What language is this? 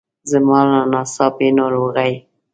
Pashto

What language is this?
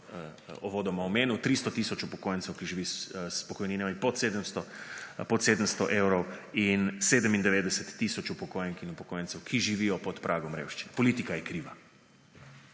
Slovenian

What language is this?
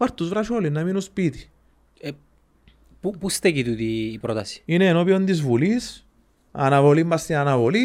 Greek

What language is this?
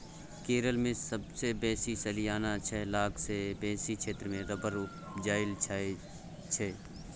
Maithili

